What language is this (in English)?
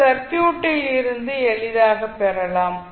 Tamil